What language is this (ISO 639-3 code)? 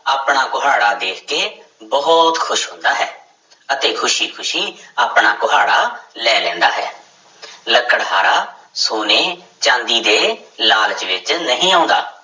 pan